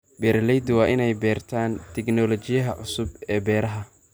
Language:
Somali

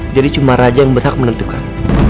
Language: Indonesian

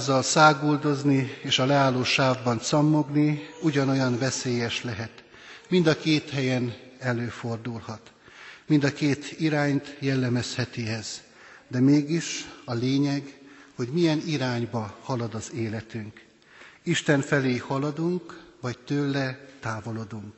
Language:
Hungarian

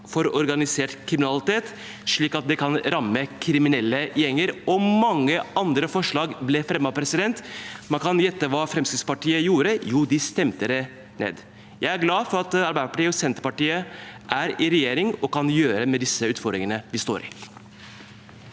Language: Norwegian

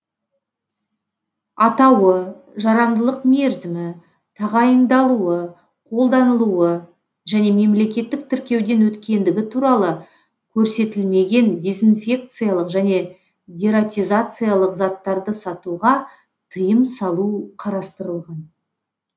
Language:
Kazakh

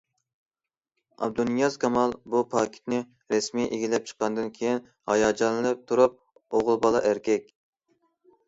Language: Uyghur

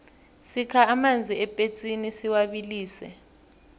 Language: South Ndebele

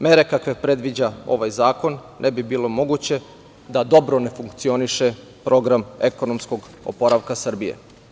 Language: Serbian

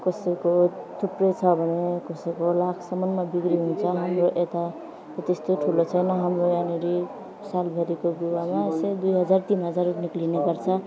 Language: Nepali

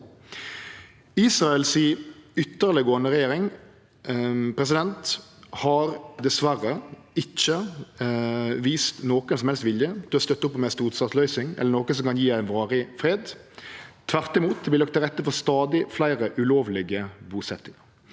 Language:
Norwegian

